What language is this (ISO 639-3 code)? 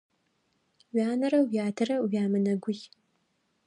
ady